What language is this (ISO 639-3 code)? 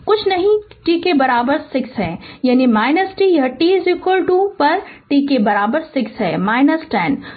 hin